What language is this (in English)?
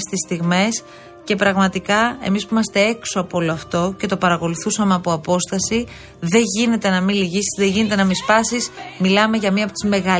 Greek